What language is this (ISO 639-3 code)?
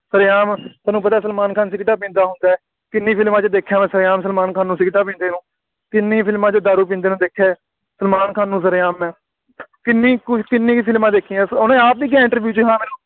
pan